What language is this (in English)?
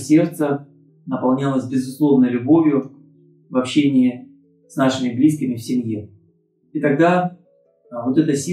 Russian